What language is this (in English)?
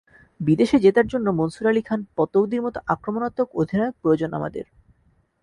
Bangla